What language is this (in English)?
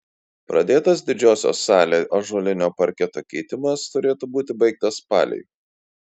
Lithuanian